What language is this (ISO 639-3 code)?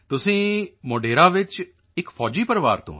pan